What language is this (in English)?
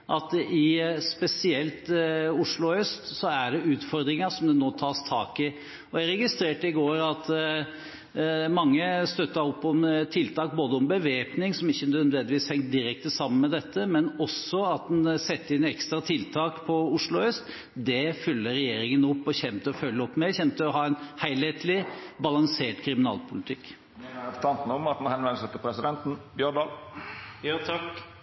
Norwegian